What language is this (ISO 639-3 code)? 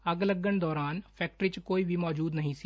pan